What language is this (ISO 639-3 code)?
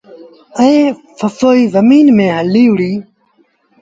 sbn